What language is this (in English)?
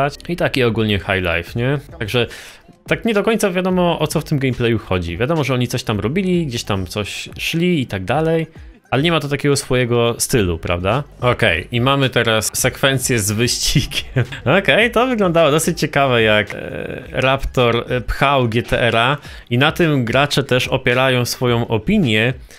Polish